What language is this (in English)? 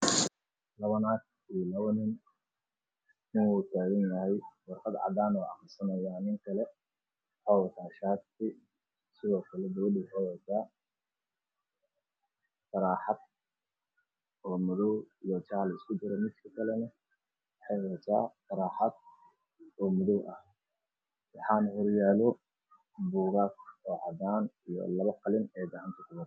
Somali